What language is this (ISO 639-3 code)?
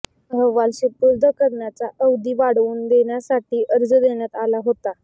mar